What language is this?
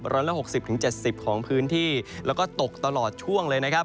Thai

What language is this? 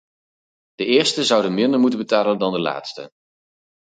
Dutch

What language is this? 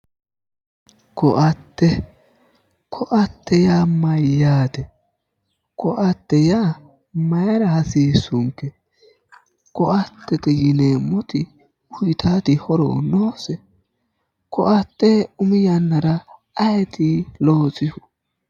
Sidamo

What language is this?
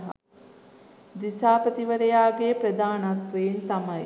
Sinhala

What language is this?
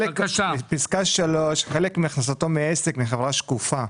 Hebrew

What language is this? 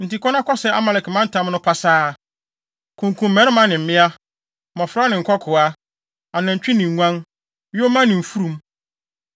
Akan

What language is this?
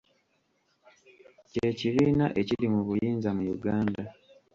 Ganda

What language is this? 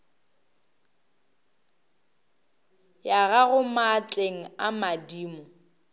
Northern Sotho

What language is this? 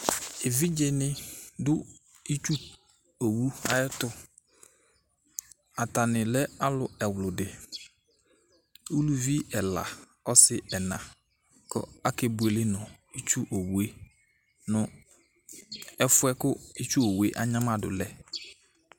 Ikposo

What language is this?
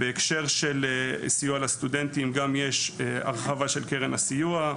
Hebrew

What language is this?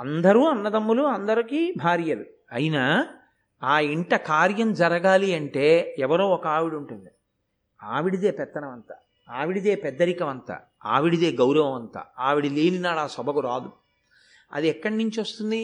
Telugu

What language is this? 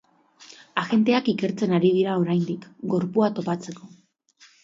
Basque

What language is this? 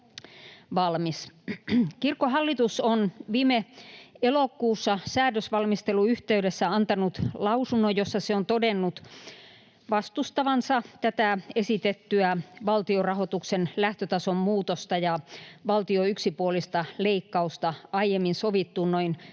Finnish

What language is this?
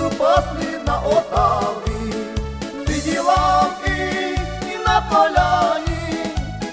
Slovak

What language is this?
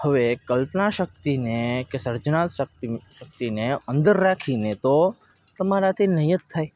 Gujarati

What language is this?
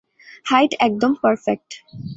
Bangla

